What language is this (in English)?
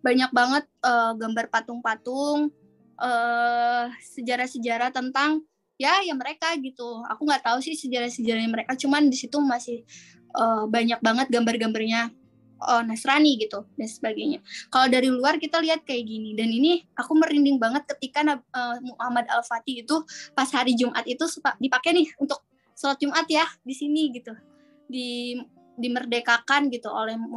Indonesian